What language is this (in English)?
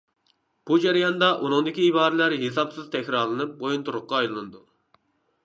Uyghur